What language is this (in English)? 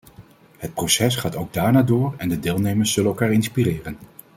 Dutch